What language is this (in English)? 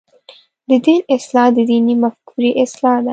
Pashto